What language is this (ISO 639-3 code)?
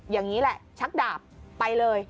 tha